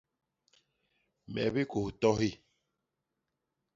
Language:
Basaa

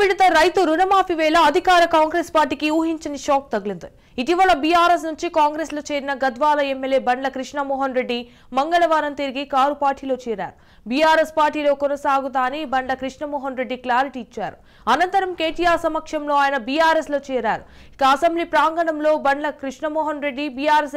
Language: Telugu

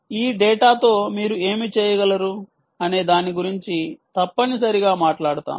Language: Telugu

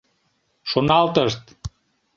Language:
Mari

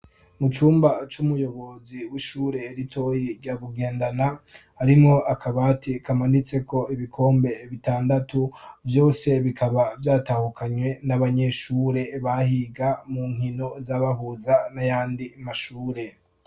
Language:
Rundi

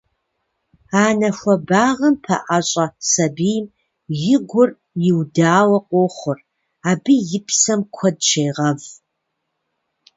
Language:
Kabardian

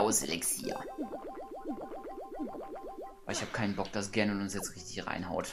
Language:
German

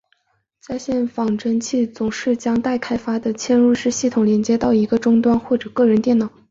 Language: Chinese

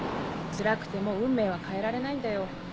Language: Japanese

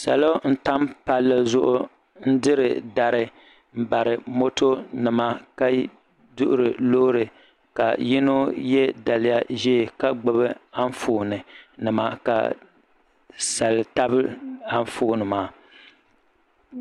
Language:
Dagbani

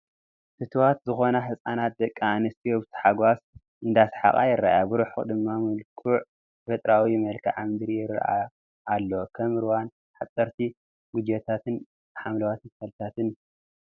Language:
Tigrinya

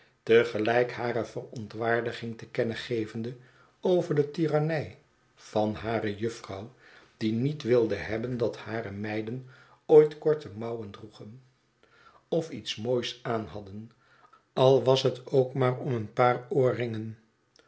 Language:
Dutch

